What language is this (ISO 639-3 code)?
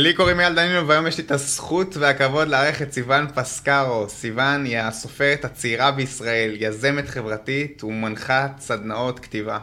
heb